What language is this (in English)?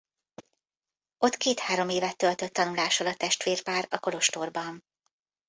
Hungarian